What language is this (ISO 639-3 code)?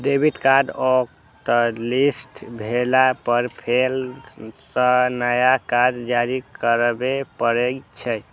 mai